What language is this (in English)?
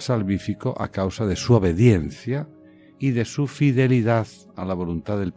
Spanish